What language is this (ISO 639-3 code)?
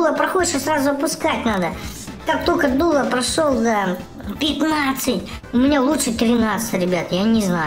rus